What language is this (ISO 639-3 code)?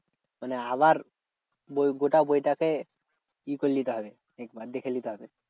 ben